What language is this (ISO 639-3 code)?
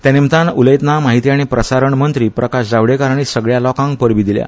kok